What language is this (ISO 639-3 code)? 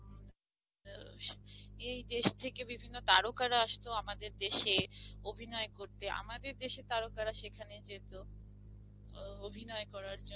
ben